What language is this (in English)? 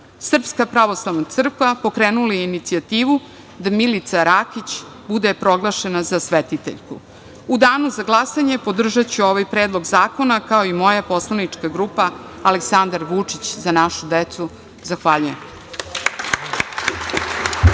Serbian